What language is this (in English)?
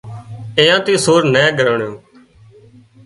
Wadiyara Koli